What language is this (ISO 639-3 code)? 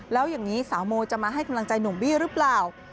tha